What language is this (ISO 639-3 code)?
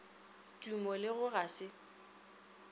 nso